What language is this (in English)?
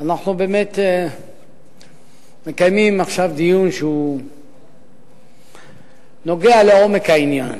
Hebrew